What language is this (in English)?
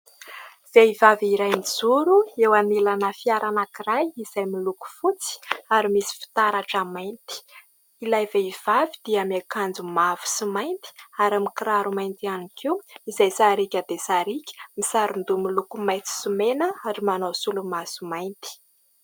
Malagasy